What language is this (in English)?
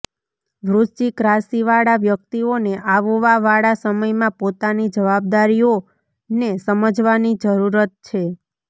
Gujarati